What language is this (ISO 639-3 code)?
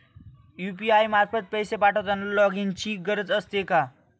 mar